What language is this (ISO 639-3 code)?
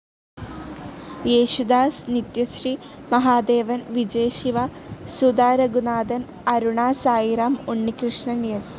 mal